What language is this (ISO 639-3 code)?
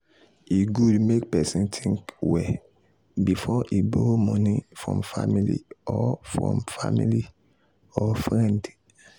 pcm